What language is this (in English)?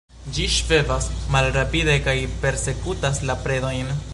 Esperanto